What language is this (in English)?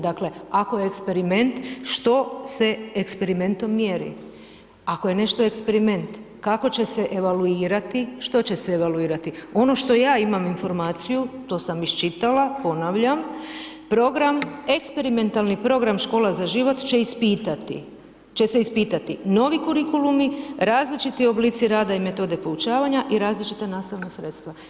Croatian